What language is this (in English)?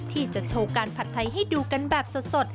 Thai